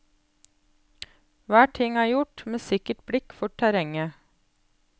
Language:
Norwegian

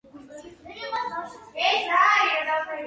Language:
Georgian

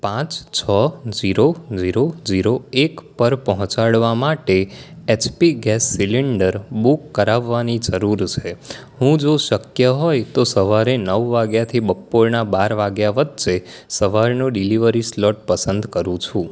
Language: Gujarati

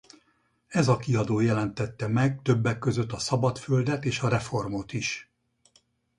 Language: Hungarian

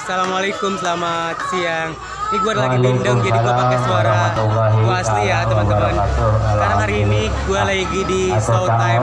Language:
Indonesian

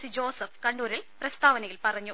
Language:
Malayalam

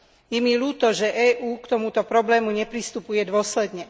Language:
Slovak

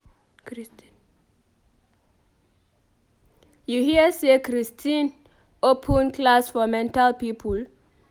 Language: Nigerian Pidgin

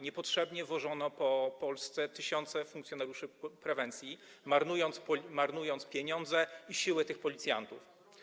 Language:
Polish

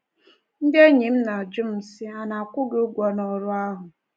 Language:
Igbo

